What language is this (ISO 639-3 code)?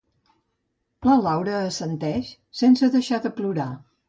cat